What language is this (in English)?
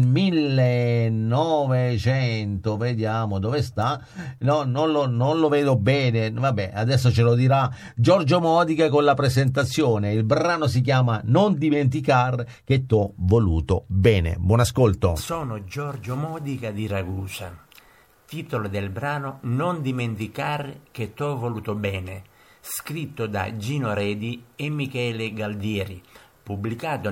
Italian